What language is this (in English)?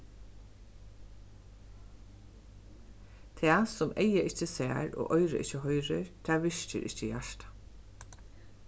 Faroese